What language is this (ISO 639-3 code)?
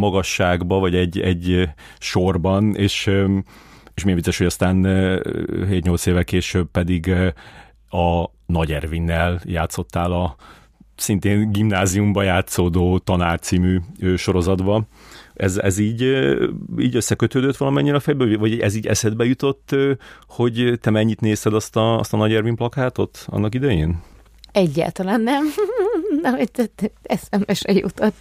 hun